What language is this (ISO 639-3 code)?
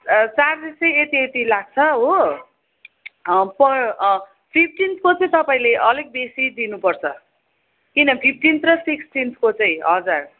nep